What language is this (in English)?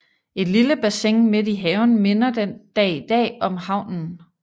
Danish